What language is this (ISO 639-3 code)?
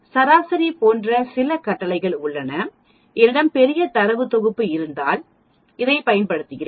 tam